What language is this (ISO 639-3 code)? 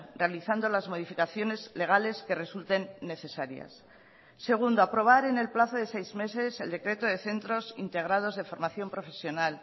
spa